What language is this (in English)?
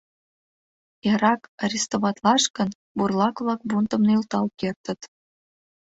Mari